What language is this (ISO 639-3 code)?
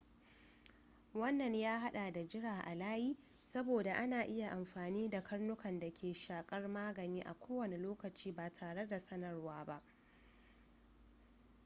hau